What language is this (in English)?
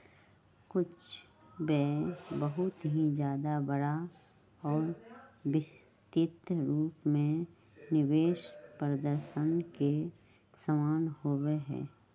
Magahi